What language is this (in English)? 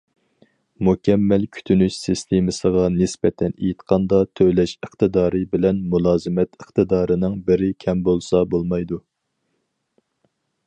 Uyghur